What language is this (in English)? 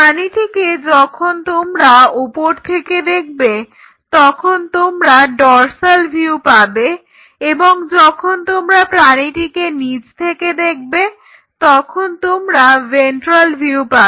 Bangla